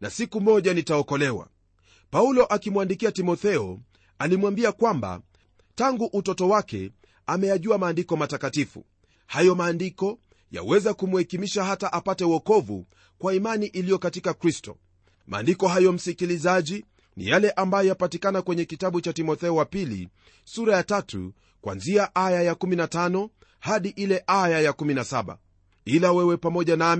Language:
Swahili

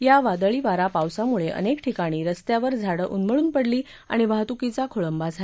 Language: Marathi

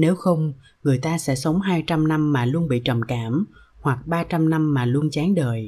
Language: Vietnamese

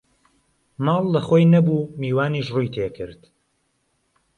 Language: Central Kurdish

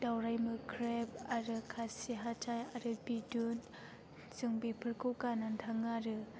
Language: Bodo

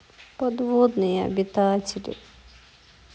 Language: Russian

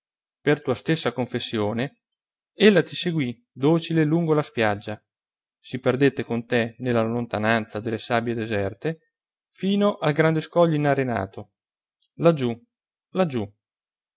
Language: Italian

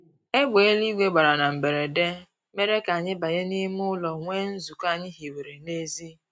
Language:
Igbo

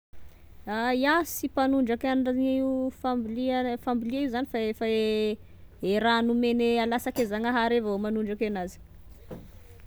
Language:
Tesaka Malagasy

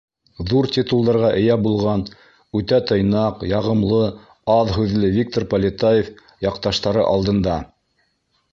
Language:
Bashkir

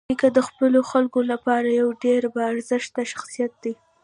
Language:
Pashto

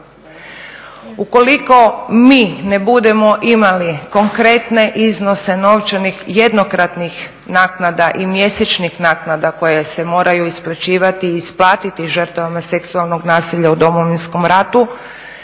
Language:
Croatian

